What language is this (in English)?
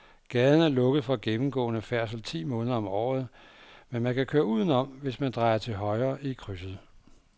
Danish